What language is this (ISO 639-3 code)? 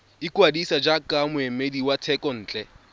tsn